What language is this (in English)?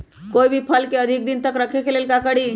Magahi